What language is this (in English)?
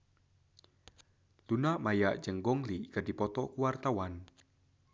Sundanese